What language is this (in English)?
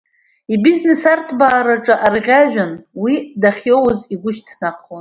Abkhazian